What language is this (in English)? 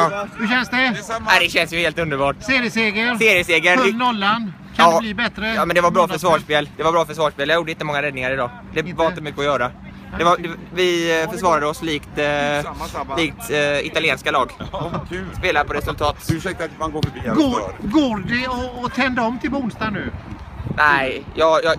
Swedish